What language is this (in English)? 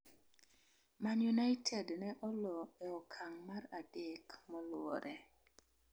Luo (Kenya and Tanzania)